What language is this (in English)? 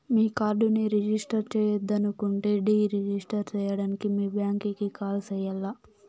Telugu